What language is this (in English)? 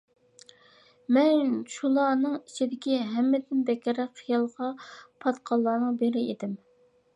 Uyghur